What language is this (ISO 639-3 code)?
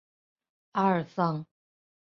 zho